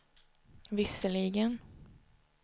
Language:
Swedish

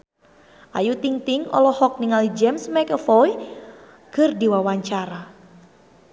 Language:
Sundanese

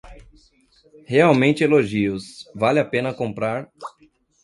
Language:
Portuguese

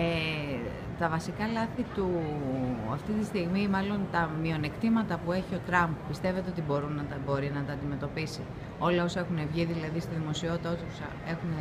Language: Greek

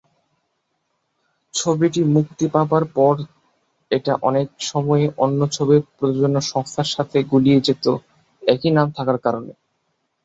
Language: Bangla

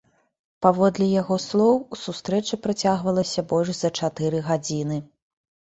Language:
Belarusian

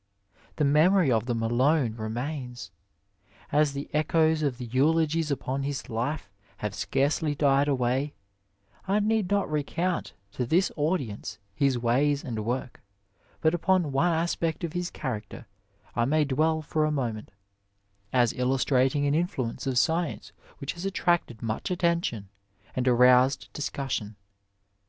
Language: English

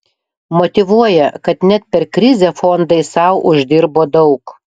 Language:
Lithuanian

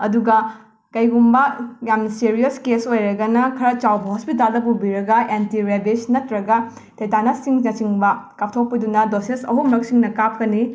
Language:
Manipuri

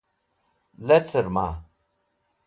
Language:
Wakhi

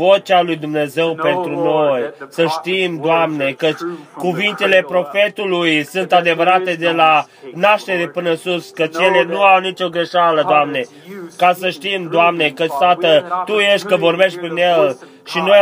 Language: Romanian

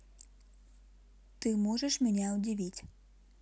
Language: Russian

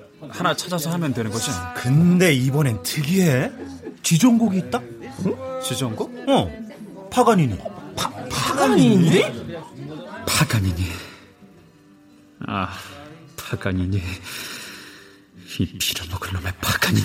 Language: Korean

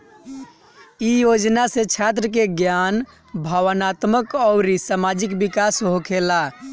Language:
Bhojpuri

